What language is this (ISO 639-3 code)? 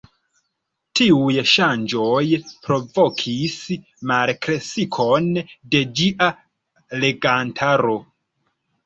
epo